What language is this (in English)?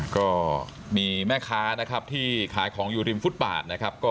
Thai